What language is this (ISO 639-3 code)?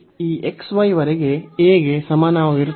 kan